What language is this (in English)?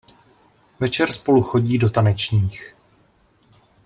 Czech